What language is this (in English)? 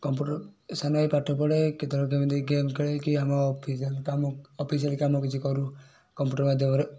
Odia